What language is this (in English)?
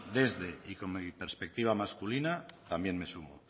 Spanish